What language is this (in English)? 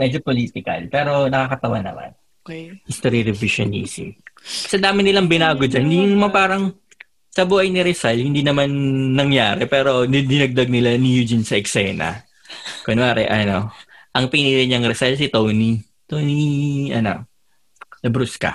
Filipino